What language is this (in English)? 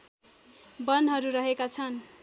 Nepali